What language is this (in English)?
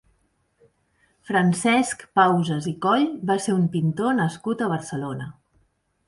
Catalan